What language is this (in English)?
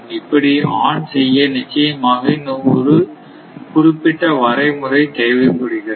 Tamil